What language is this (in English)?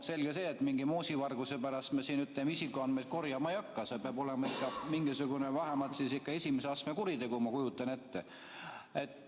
Estonian